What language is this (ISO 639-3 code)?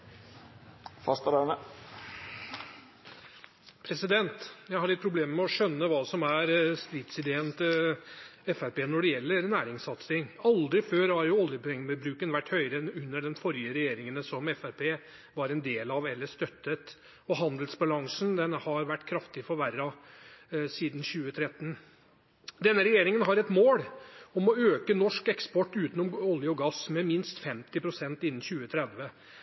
nob